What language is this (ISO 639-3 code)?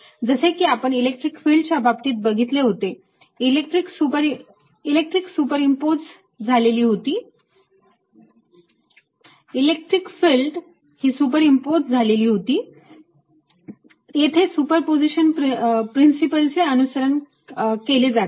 mar